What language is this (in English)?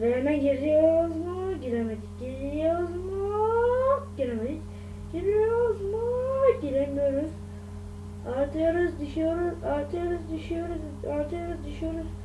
Turkish